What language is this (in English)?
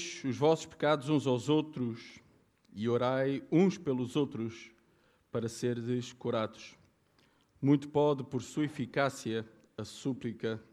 Portuguese